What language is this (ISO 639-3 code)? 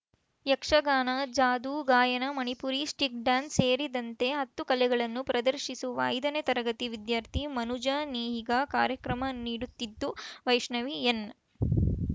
kan